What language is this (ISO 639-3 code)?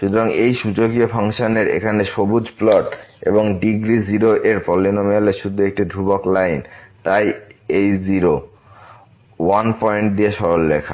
ben